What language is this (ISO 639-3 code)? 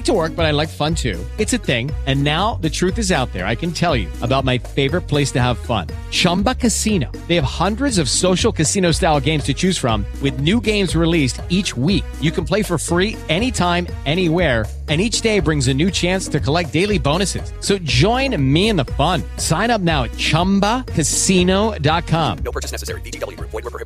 ita